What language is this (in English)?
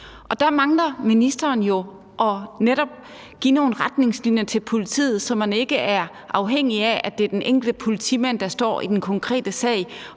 Danish